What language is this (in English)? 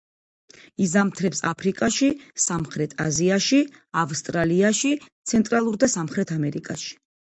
Georgian